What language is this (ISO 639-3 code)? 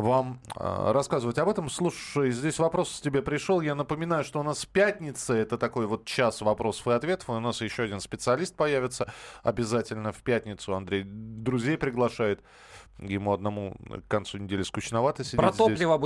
rus